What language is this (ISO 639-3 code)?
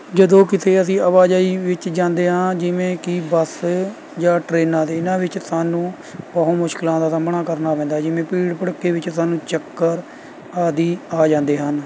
pan